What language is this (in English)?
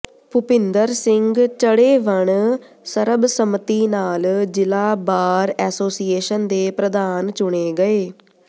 Punjabi